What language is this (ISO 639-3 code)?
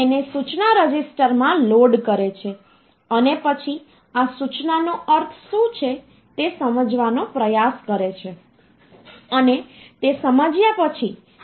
guj